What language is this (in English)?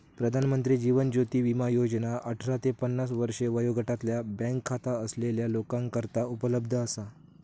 Marathi